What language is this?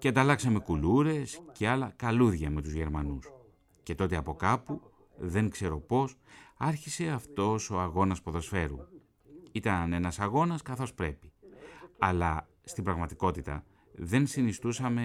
Greek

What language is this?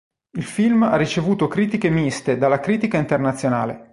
Italian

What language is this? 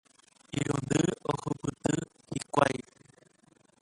Guarani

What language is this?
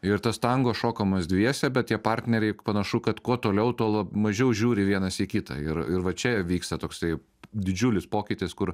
Lithuanian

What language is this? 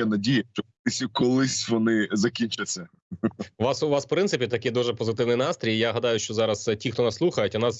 Ukrainian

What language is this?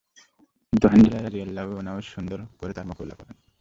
Bangla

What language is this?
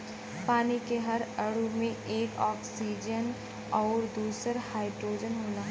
Bhojpuri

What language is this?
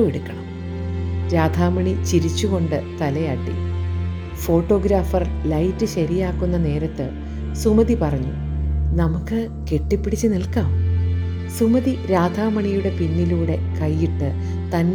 Malayalam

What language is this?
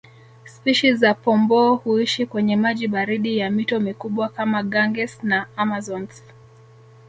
Swahili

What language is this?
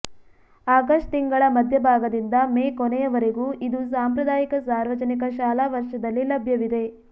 Kannada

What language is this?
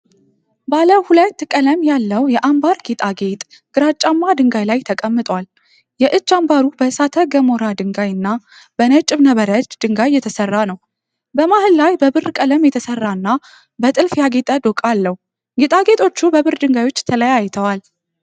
Amharic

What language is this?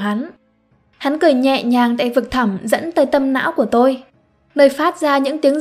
Vietnamese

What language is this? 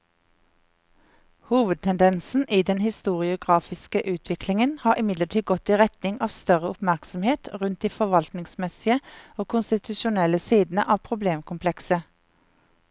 Norwegian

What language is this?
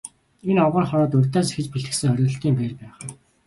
Mongolian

